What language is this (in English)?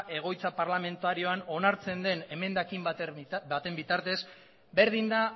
Basque